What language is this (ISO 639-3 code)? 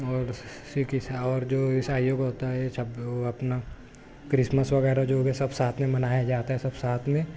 urd